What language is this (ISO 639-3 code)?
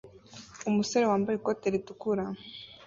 kin